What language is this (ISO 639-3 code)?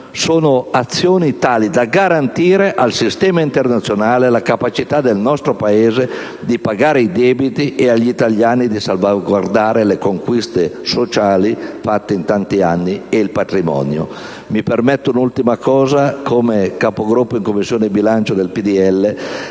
ita